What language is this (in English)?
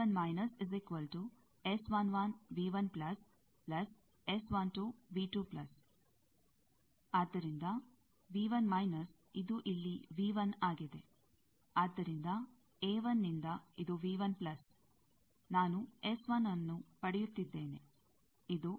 Kannada